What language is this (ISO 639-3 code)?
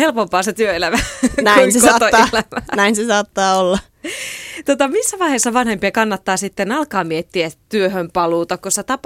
fin